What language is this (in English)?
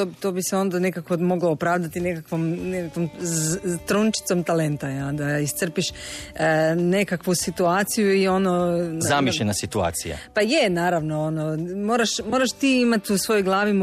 Croatian